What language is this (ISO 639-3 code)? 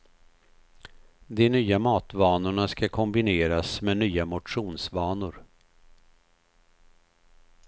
swe